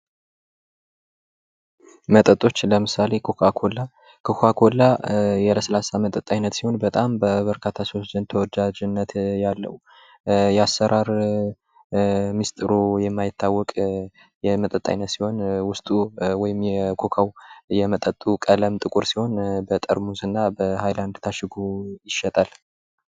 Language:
Amharic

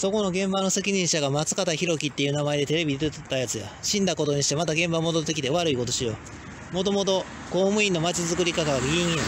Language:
Japanese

